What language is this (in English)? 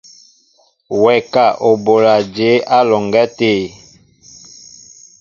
Mbo (Cameroon)